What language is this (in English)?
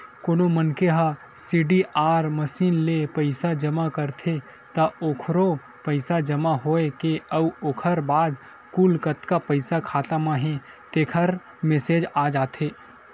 Chhattisgarhi